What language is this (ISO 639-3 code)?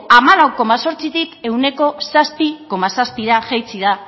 eus